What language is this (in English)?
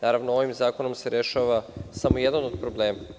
Serbian